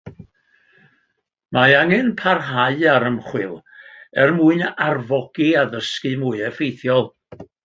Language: Welsh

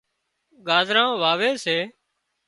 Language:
Wadiyara Koli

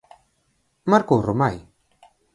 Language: Galician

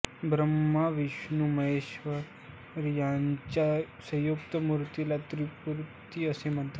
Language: Marathi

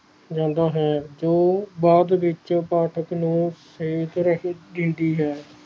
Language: Punjabi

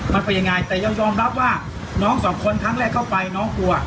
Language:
Thai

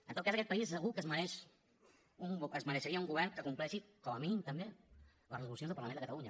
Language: Catalan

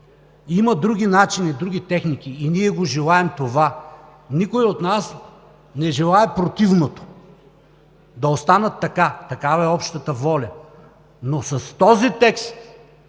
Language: Bulgarian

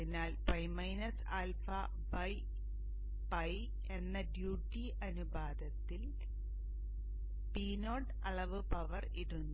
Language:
Malayalam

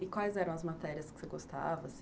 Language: Portuguese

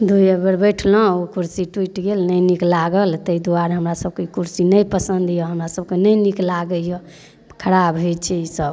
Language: Maithili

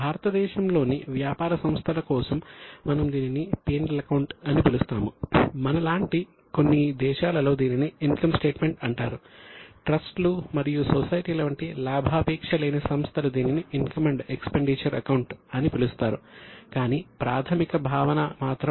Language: Telugu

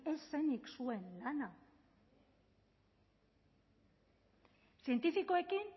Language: Basque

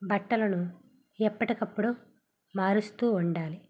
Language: Telugu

